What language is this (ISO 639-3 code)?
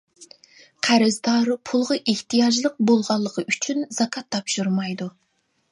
uig